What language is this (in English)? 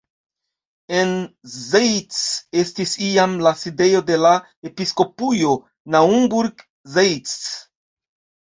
Esperanto